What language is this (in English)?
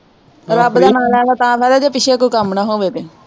Punjabi